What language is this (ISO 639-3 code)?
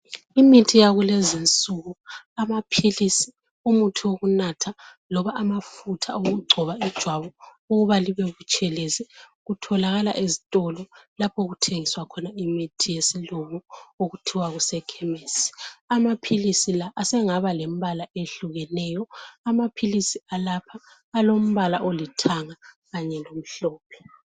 nde